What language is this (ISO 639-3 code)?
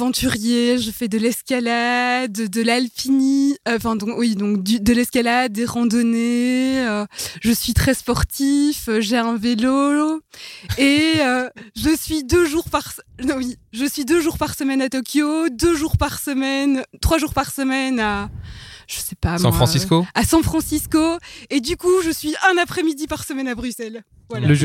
fra